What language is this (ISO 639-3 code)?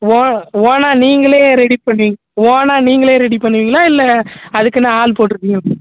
tam